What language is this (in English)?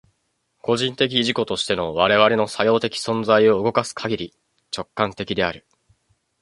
Japanese